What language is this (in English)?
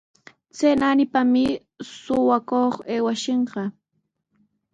Sihuas Ancash Quechua